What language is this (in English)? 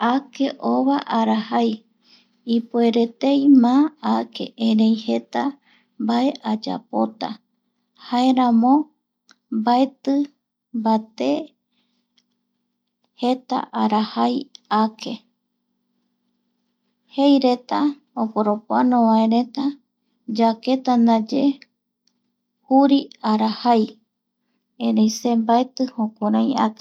Eastern Bolivian Guaraní